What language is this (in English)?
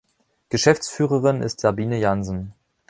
German